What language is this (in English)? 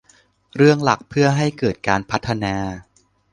Thai